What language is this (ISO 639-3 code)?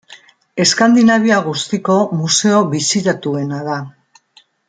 eus